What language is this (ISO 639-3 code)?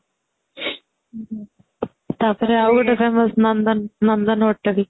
ori